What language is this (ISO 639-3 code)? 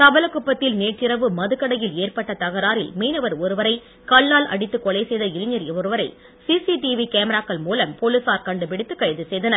tam